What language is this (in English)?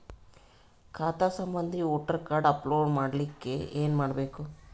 Kannada